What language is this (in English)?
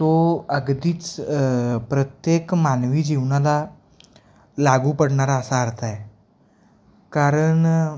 Marathi